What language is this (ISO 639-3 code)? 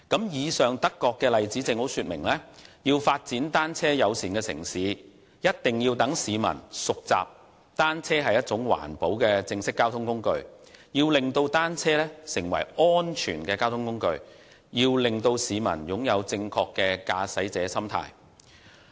yue